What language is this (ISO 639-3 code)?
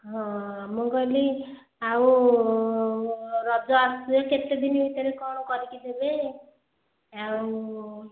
ori